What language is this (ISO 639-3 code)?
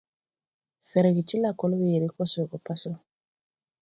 tui